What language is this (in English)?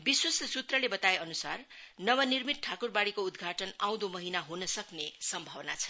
Nepali